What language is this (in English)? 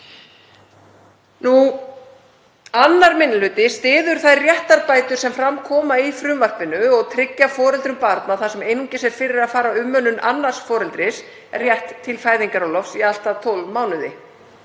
Icelandic